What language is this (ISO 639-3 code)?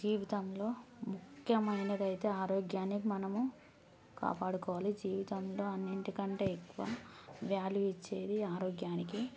tel